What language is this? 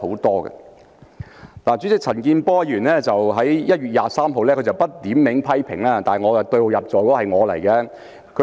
Cantonese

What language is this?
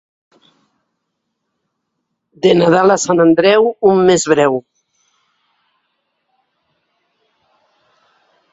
Catalan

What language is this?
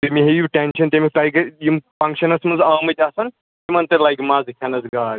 Kashmiri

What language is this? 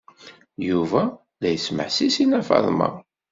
Kabyle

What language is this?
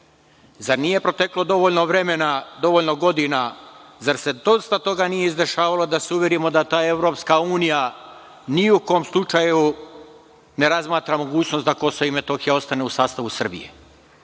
Serbian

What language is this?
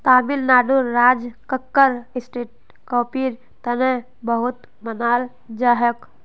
Magahi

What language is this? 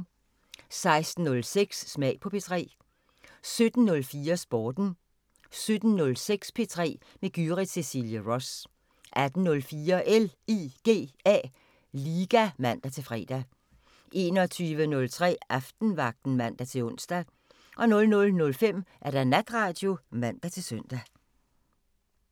Danish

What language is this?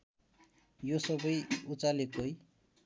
Nepali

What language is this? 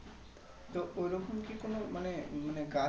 Bangla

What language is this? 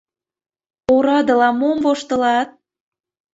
Mari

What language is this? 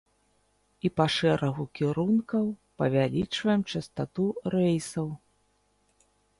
Belarusian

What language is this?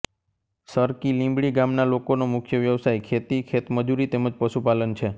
Gujarati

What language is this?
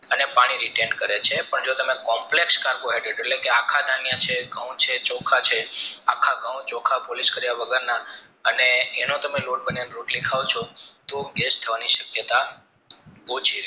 Gujarati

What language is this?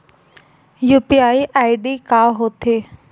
Chhattisgarhi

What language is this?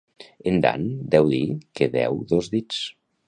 Catalan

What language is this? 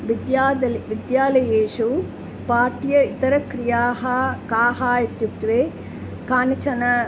Sanskrit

